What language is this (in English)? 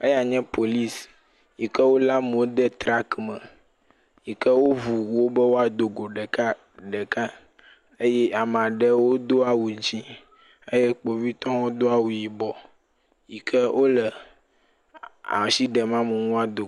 Ewe